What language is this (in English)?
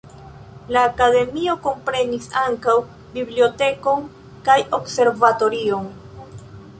Esperanto